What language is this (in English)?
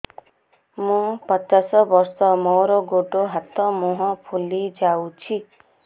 Odia